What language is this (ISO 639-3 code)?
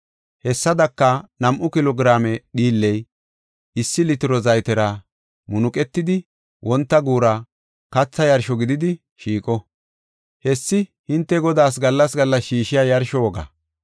gof